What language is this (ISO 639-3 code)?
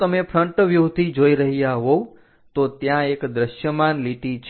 guj